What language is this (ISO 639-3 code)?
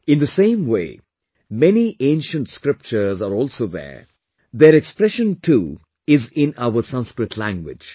eng